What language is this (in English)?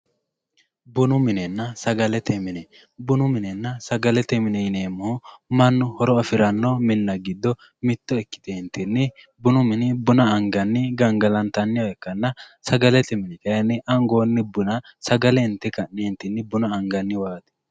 Sidamo